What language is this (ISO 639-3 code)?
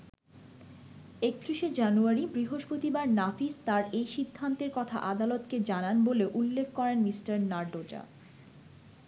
ben